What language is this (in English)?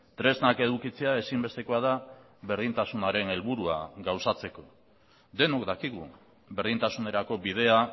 Basque